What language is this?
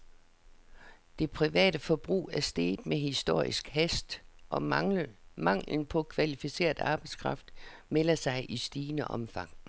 Danish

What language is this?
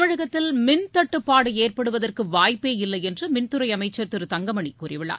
Tamil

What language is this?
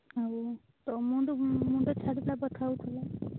Odia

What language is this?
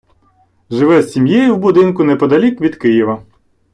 Ukrainian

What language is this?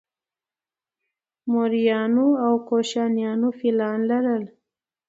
Pashto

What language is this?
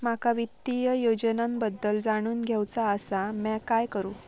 Marathi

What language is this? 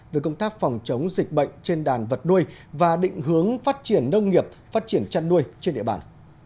Vietnamese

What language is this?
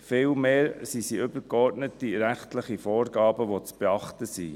Swiss German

